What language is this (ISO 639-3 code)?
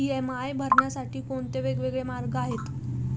mar